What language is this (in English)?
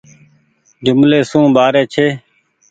Goaria